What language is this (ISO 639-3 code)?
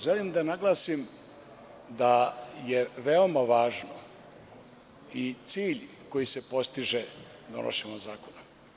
srp